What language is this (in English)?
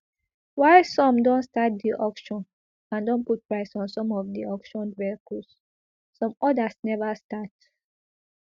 Nigerian Pidgin